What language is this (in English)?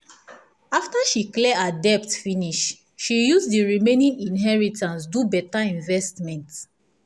Nigerian Pidgin